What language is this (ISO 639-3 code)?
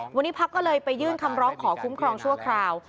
tha